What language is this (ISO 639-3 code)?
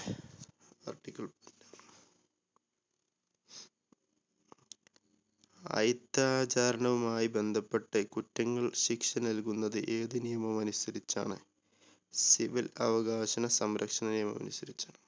mal